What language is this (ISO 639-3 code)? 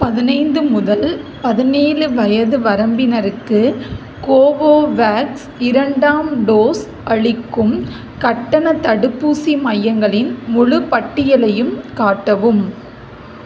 tam